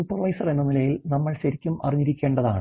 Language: Malayalam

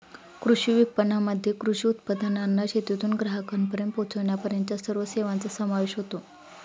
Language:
Marathi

